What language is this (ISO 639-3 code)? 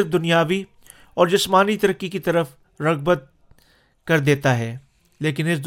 urd